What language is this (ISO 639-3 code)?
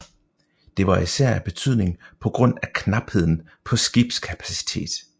dan